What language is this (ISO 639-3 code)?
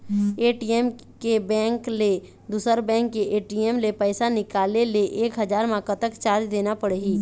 hne